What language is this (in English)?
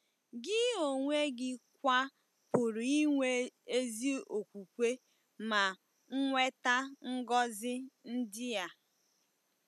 Igbo